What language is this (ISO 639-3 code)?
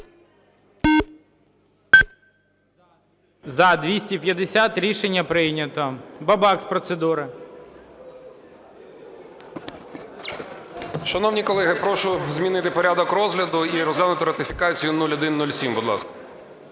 ukr